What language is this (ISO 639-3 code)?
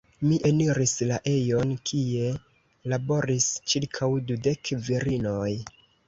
epo